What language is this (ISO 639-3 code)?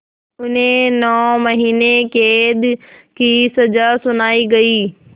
hin